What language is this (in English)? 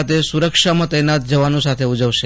Gujarati